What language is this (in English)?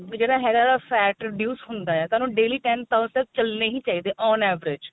Punjabi